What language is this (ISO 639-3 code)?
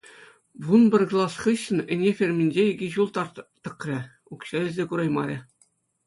chv